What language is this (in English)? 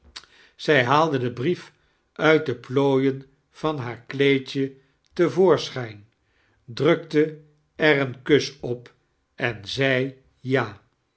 Dutch